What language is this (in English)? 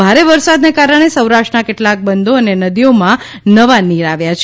Gujarati